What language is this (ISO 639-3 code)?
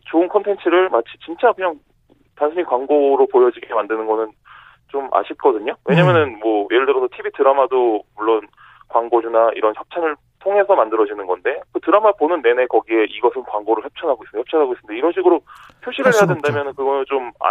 kor